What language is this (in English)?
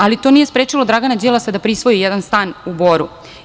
Serbian